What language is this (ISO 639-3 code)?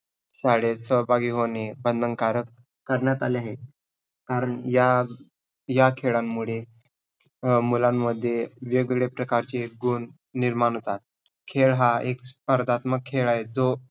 mar